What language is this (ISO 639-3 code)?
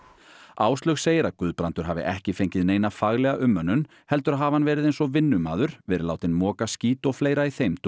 isl